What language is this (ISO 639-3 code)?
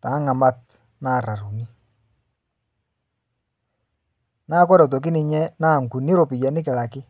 mas